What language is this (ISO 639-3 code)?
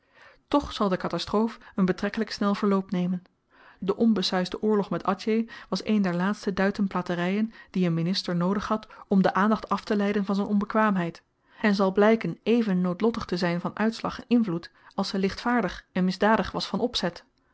nld